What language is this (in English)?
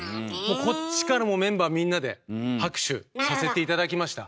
Japanese